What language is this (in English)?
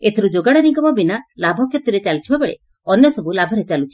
Odia